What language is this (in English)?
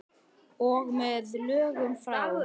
Icelandic